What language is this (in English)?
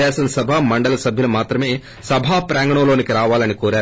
Telugu